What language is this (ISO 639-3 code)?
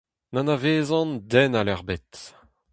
bre